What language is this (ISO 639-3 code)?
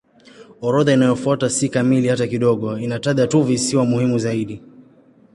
swa